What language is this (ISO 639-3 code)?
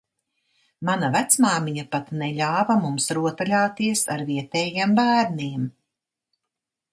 lav